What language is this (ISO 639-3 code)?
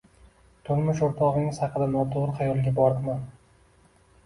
uzb